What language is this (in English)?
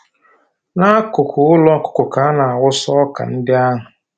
Igbo